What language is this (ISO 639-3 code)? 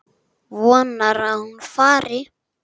isl